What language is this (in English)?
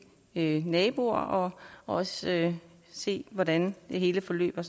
Danish